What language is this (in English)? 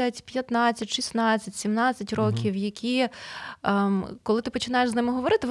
Ukrainian